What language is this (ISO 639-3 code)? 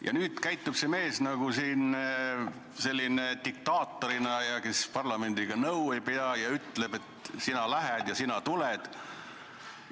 est